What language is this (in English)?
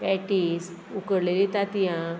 Konkani